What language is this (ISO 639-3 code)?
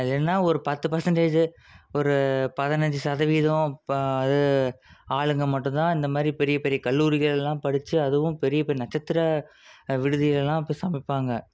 tam